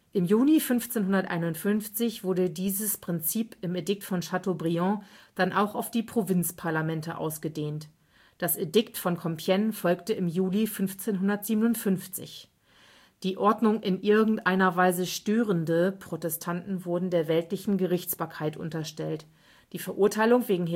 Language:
German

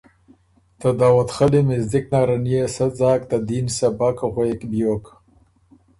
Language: Ormuri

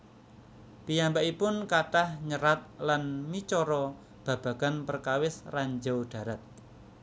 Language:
Javanese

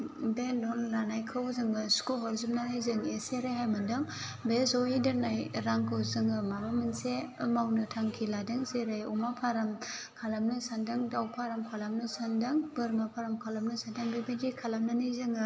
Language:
Bodo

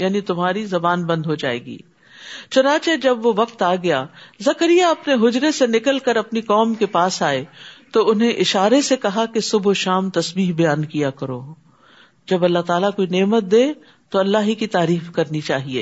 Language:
Urdu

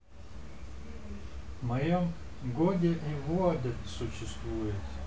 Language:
Russian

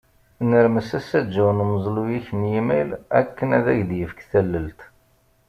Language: Kabyle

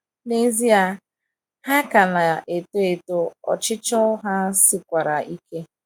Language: Igbo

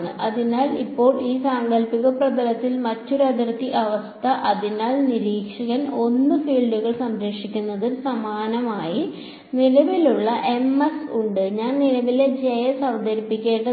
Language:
Malayalam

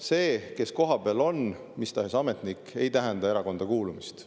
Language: Estonian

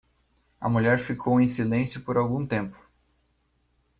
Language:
Portuguese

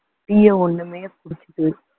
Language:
Tamil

